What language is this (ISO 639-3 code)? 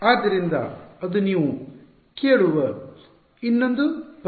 kan